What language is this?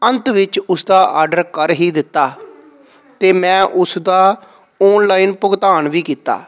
Punjabi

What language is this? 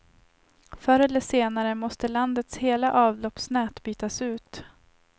Swedish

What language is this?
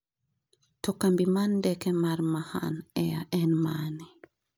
Luo (Kenya and Tanzania)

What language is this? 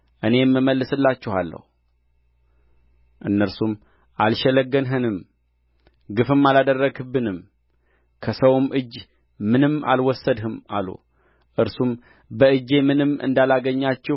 Amharic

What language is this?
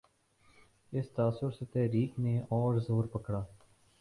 Urdu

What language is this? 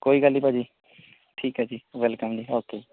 Punjabi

